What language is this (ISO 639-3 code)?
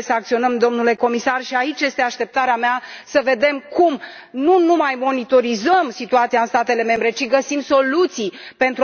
ron